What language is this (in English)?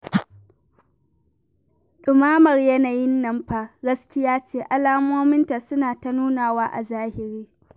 Hausa